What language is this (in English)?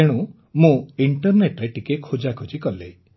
Odia